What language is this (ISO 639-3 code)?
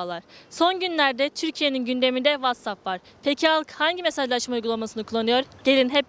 tur